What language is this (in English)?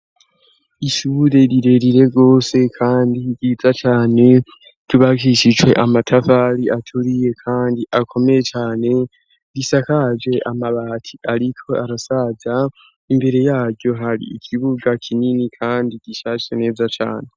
Rundi